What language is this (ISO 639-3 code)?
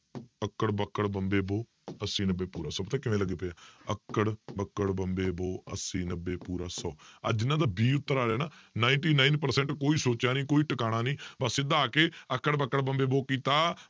pan